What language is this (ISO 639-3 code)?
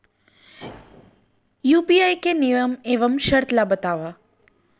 hne